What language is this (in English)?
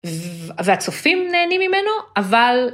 Hebrew